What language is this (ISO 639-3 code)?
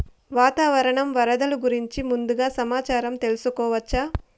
tel